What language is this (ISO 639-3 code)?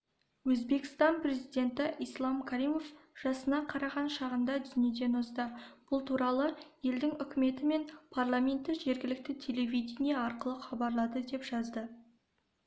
kaz